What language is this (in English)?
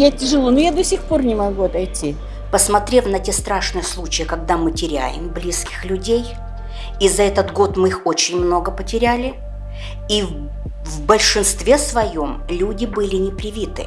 Russian